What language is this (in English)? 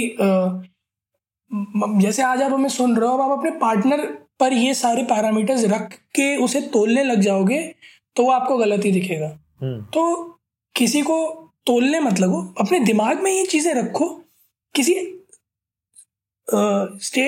Hindi